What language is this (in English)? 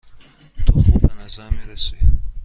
Persian